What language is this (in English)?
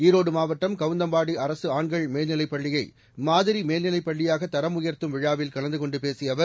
Tamil